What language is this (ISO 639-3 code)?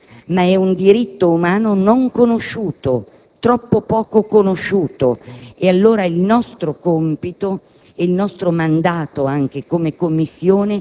ita